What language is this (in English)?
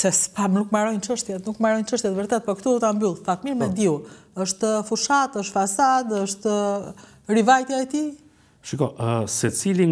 Romanian